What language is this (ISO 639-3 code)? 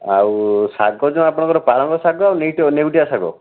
ori